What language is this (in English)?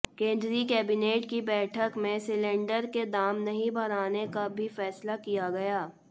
Hindi